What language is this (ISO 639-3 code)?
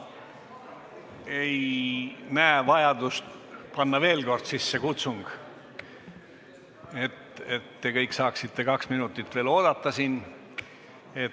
est